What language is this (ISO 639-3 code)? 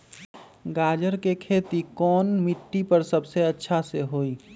mag